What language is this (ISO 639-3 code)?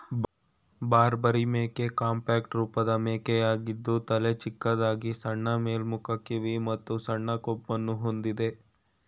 kan